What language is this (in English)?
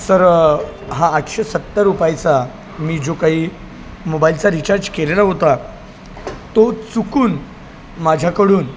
Marathi